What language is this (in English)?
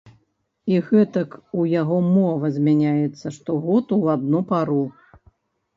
Belarusian